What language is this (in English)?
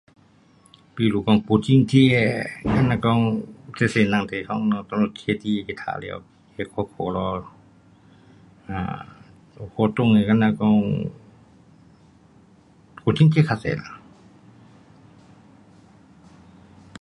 Pu-Xian Chinese